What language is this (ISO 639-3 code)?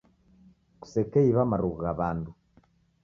dav